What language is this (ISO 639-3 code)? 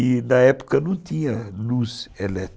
por